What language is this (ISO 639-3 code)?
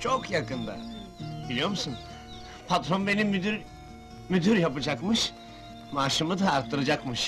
tur